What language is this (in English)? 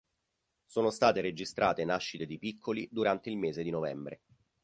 Italian